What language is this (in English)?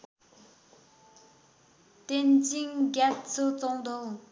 Nepali